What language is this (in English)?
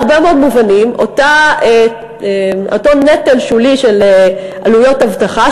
Hebrew